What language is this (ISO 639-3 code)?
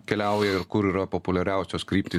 lit